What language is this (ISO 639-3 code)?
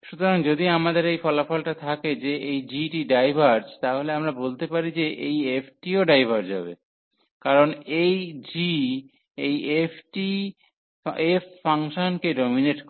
ben